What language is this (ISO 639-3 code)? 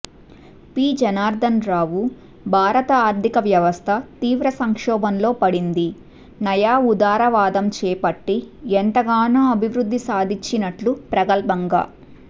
tel